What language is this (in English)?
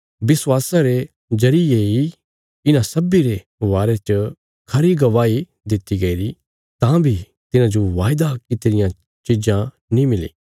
Bilaspuri